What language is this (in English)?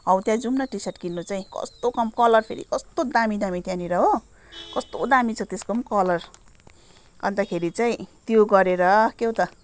Nepali